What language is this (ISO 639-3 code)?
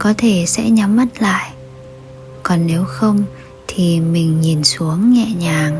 vie